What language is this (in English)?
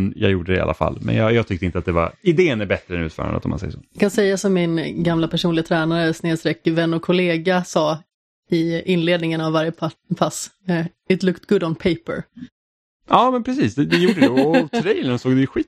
Swedish